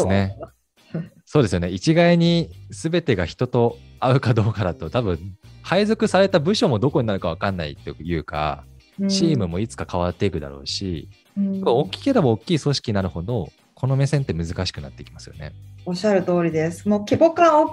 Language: Japanese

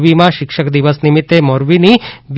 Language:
Gujarati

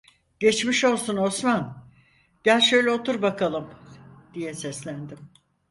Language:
Turkish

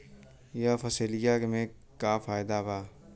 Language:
Bhojpuri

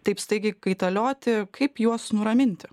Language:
Lithuanian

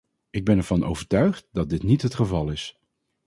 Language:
Dutch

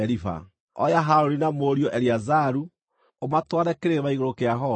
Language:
Kikuyu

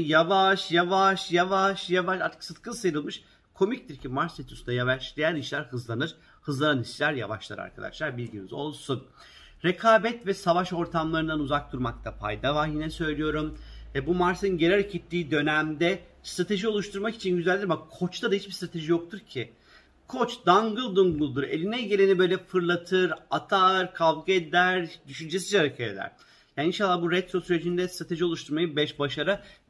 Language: Turkish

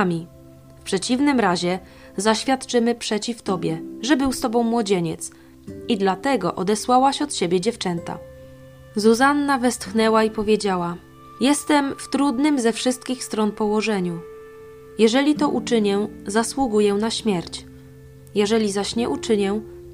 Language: Polish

